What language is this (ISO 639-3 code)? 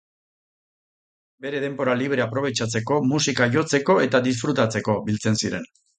eus